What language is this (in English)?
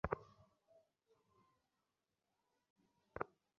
Bangla